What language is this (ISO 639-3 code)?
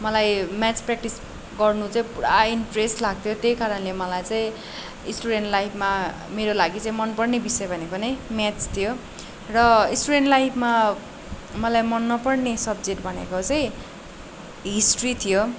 nep